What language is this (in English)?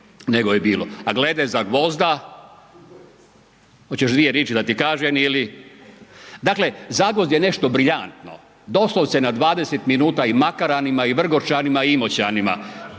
Croatian